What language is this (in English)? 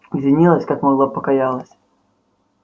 Russian